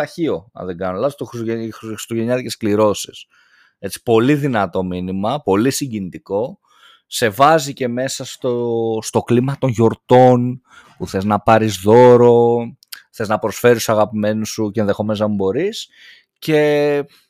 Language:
Greek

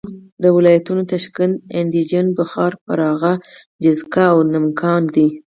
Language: Pashto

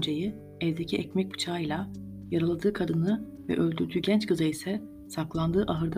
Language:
Turkish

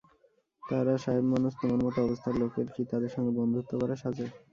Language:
Bangla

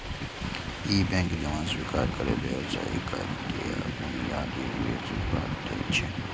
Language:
Maithili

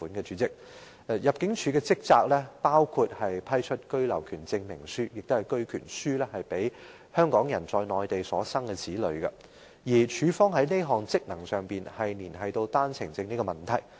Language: Cantonese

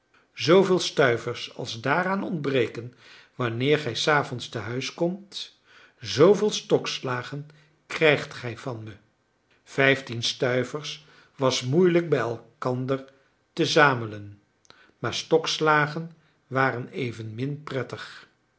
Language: Dutch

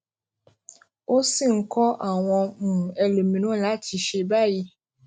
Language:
Yoruba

